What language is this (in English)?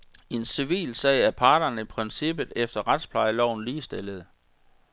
Danish